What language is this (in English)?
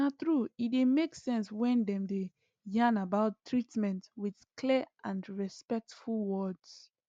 Nigerian Pidgin